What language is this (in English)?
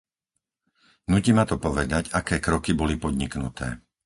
Slovak